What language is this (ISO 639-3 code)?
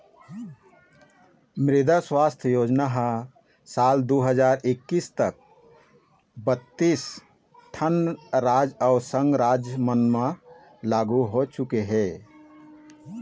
hne